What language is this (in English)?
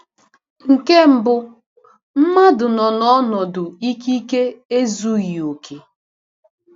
Igbo